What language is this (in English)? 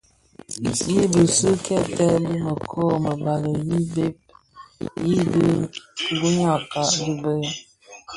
Bafia